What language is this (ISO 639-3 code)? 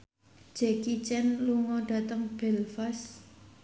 jav